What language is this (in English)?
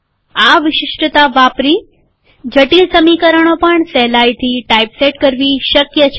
Gujarati